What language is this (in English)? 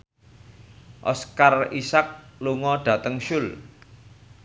Javanese